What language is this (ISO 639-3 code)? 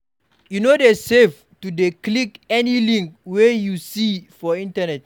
pcm